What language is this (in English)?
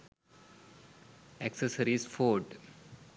Sinhala